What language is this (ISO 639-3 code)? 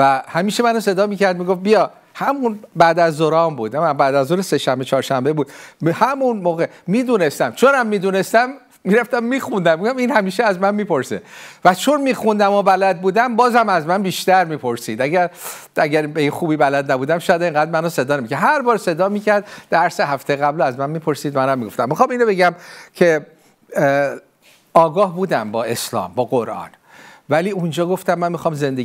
fas